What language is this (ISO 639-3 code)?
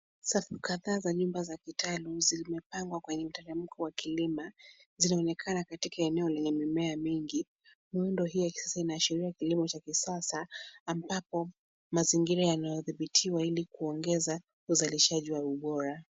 swa